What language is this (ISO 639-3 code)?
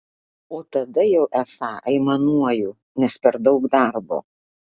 lit